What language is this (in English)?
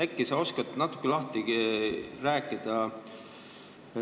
Estonian